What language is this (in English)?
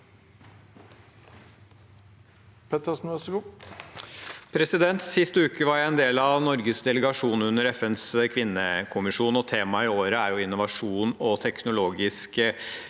Norwegian